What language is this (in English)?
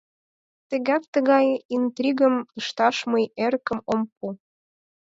Mari